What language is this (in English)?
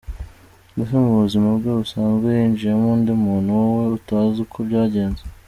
Kinyarwanda